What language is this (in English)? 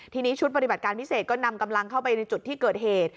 Thai